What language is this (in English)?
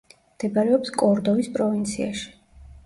Georgian